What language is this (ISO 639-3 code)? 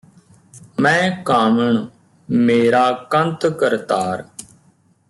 pan